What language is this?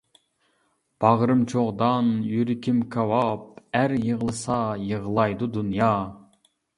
Uyghur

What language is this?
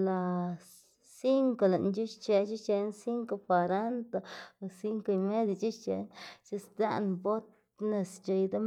Xanaguía Zapotec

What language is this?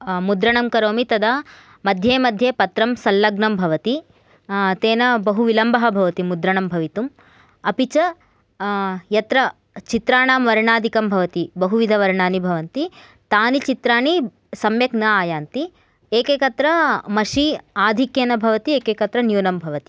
Sanskrit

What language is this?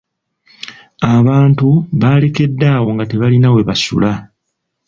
Ganda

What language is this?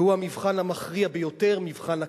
Hebrew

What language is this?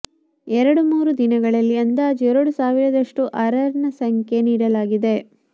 Kannada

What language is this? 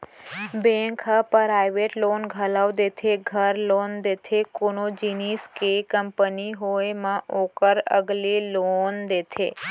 Chhattisgarhi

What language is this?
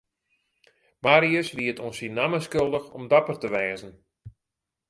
Western Frisian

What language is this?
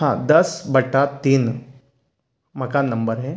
Hindi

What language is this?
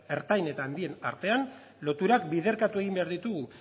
Basque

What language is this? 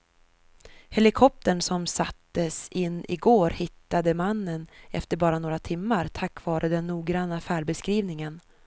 Swedish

